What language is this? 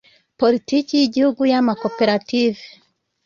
Kinyarwanda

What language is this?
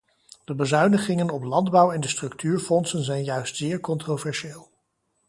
Dutch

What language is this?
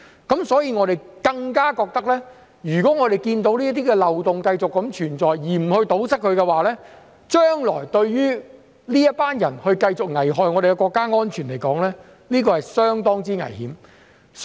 Cantonese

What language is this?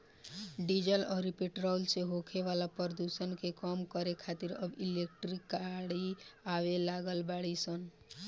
Bhojpuri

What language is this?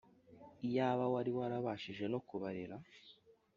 Kinyarwanda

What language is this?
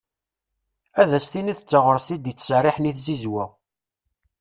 Kabyle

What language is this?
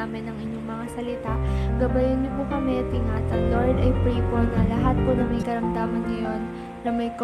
Filipino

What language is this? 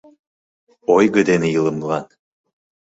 Mari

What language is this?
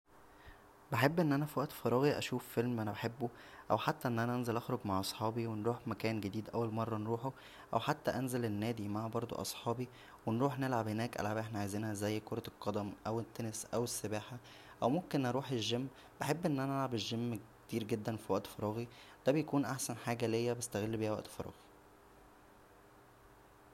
Egyptian Arabic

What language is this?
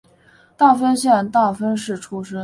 Chinese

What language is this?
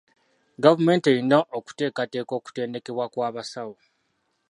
Ganda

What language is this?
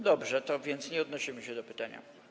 Polish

